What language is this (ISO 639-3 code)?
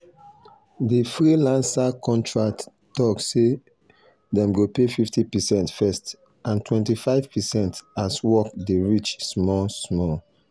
pcm